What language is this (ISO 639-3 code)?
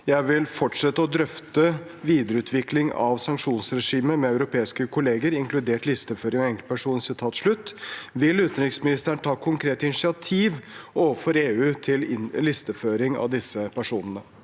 nor